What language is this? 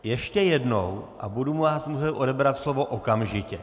Czech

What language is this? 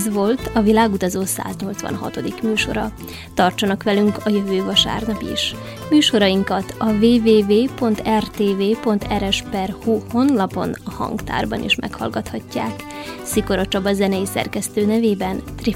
Hungarian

